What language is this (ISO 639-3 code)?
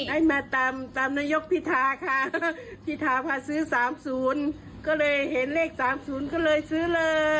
tha